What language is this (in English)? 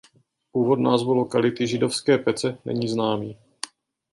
Czech